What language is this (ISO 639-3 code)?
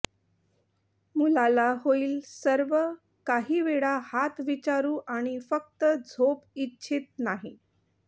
mar